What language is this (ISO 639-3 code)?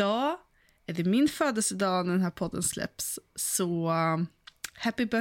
swe